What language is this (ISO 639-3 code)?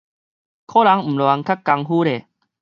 nan